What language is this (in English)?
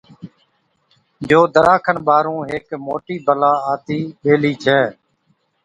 Od